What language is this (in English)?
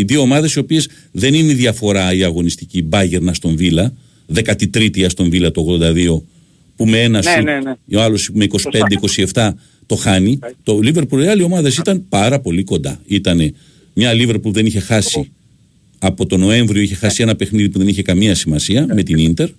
Greek